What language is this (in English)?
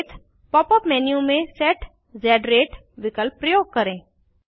Hindi